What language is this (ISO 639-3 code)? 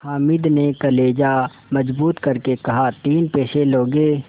hin